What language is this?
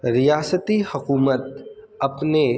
Urdu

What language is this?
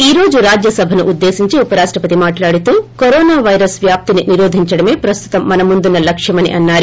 Telugu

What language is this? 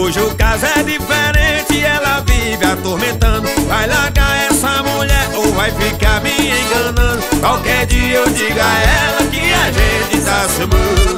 Portuguese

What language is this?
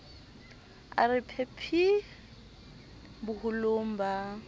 Southern Sotho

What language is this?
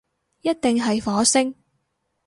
Cantonese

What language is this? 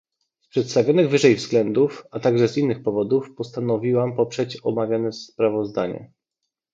Polish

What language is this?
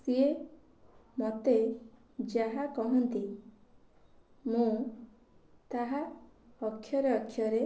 Odia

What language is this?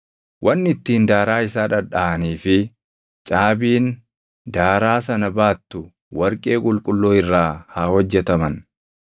Oromo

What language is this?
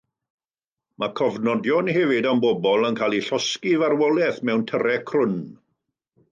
Welsh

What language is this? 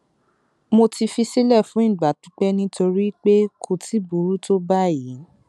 Yoruba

